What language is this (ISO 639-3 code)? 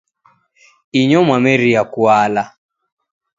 dav